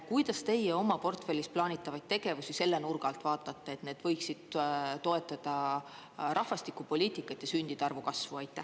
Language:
Estonian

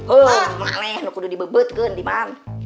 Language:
Indonesian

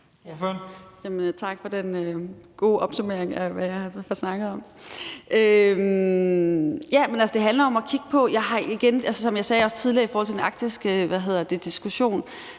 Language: Danish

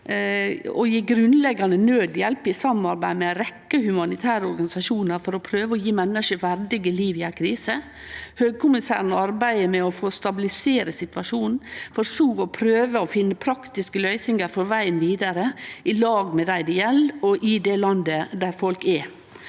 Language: Norwegian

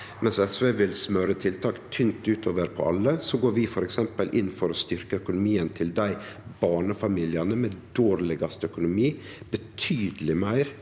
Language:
Norwegian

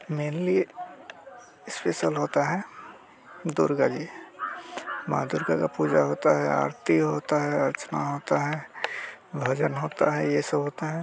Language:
Hindi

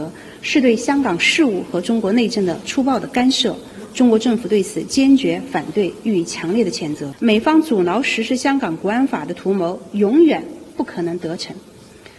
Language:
Thai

